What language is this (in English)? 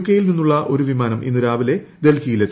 Malayalam